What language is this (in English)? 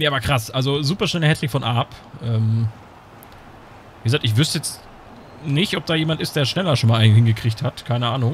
German